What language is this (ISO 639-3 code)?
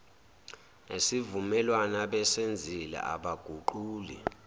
zul